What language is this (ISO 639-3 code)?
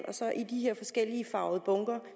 dan